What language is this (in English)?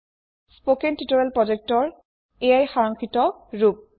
Assamese